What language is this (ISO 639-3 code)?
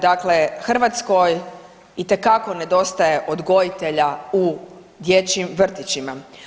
hrv